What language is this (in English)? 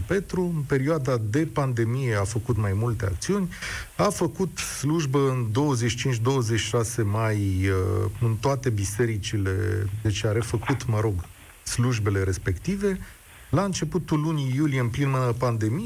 Romanian